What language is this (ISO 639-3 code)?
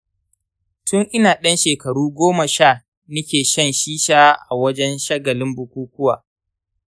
hau